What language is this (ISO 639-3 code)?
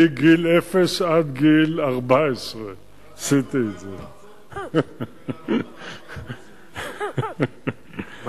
heb